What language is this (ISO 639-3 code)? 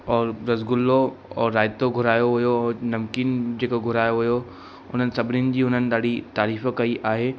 snd